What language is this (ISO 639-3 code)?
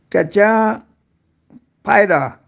mar